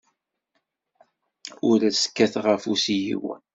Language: Kabyle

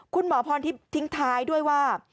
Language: Thai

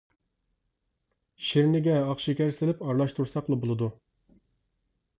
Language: Uyghur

